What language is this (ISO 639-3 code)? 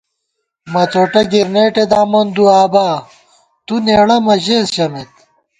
gwt